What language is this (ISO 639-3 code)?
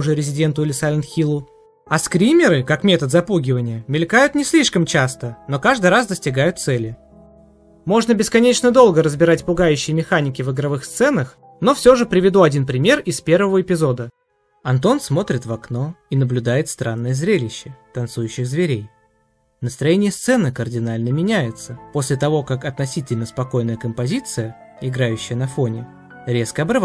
rus